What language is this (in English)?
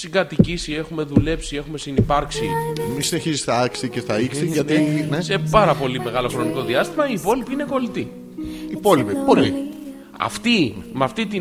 Greek